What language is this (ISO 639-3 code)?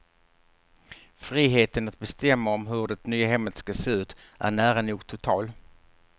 swe